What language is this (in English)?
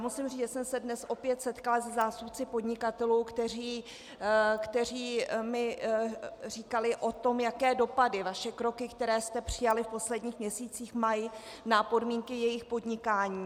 Czech